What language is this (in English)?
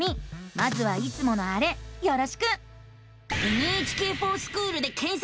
Japanese